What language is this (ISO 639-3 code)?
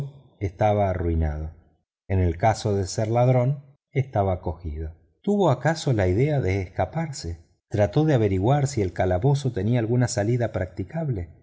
spa